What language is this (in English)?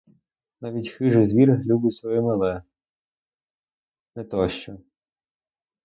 Ukrainian